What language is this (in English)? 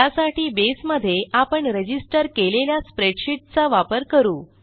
Marathi